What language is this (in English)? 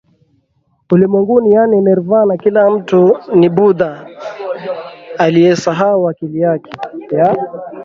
Swahili